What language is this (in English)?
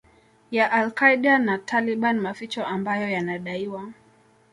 Swahili